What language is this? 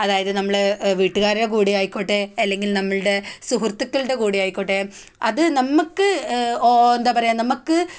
Malayalam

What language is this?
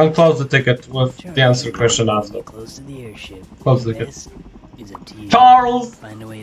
Polish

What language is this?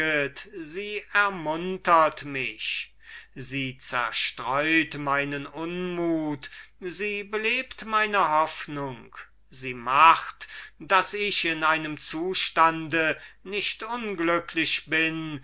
German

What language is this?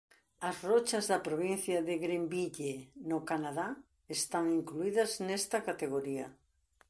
Galician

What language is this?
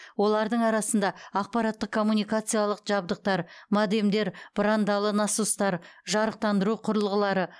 Kazakh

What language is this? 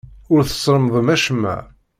Kabyle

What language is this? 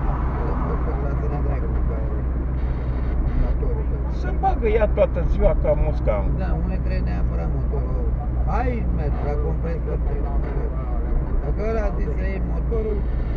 Romanian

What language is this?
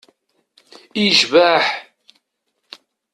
Kabyle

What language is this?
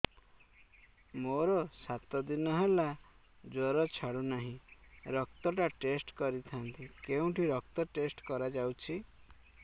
Odia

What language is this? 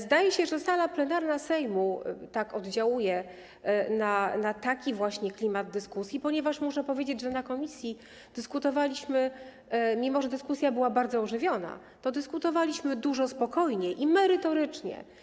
Polish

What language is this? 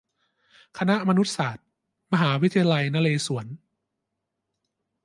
Thai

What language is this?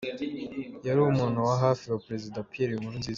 Kinyarwanda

